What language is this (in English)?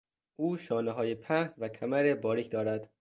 Persian